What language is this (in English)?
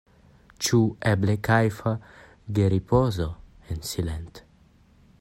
Esperanto